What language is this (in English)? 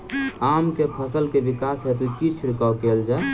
Maithili